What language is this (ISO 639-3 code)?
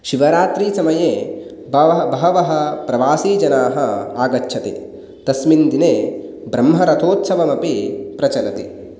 san